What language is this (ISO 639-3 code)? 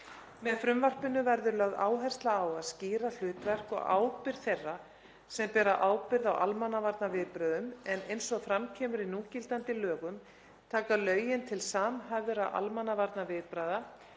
isl